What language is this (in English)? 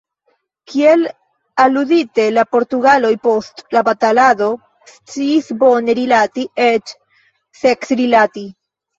Esperanto